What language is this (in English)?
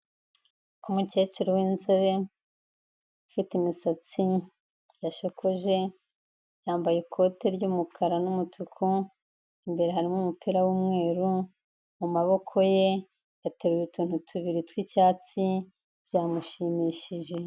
Kinyarwanda